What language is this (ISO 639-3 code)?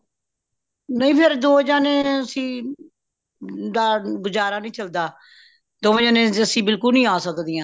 pan